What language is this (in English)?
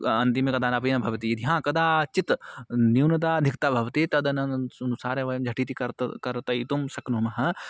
Sanskrit